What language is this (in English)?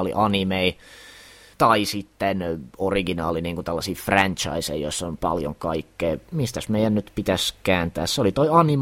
Finnish